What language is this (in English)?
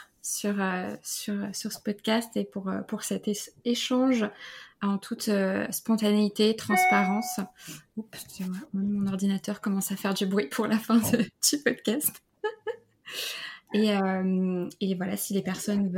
French